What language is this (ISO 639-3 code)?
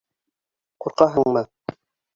bak